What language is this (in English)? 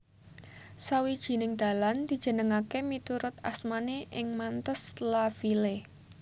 Javanese